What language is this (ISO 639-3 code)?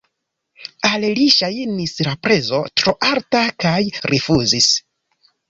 epo